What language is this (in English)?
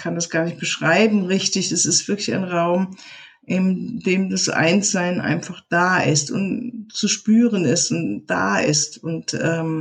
German